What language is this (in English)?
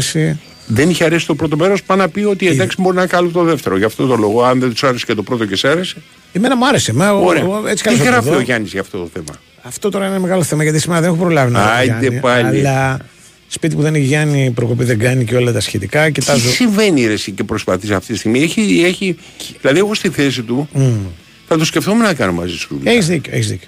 Greek